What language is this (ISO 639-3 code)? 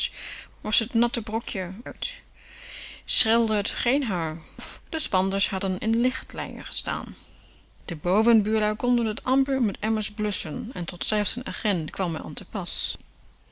nld